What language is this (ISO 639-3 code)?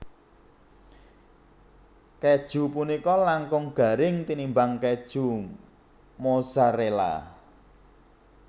jav